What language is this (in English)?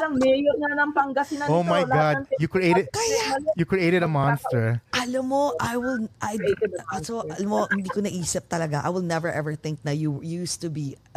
Filipino